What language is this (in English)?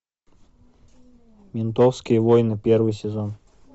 Russian